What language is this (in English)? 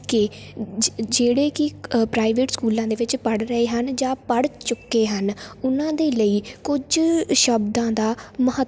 Punjabi